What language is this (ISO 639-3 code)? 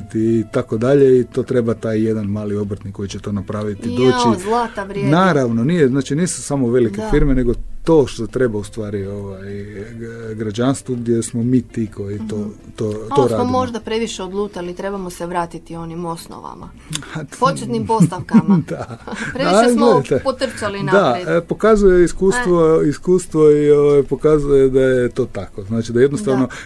hrv